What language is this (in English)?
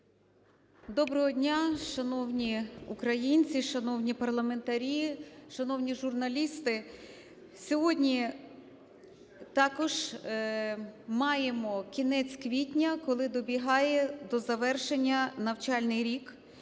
Ukrainian